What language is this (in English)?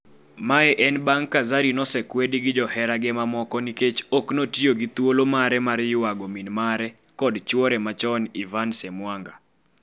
Luo (Kenya and Tanzania)